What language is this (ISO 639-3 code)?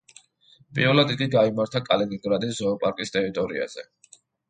kat